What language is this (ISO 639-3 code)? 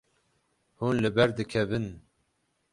kur